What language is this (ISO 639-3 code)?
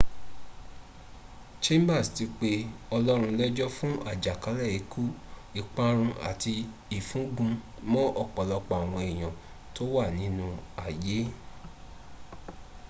yor